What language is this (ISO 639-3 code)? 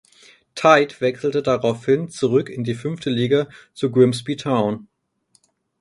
deu